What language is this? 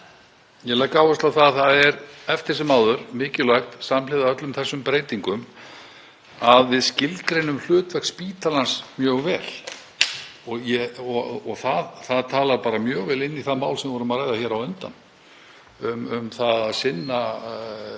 Icelandic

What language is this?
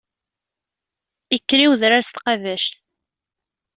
Kabyle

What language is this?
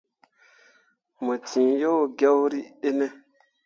Mundang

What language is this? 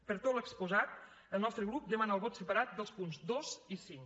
Catalan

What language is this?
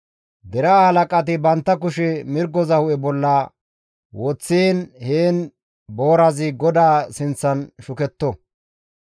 Gamo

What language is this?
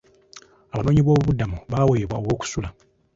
Ganda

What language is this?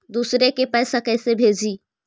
Magahi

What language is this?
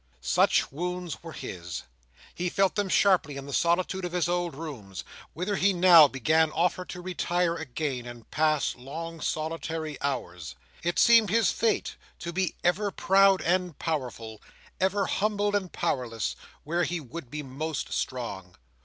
English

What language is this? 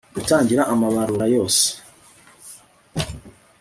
Kinyarwanda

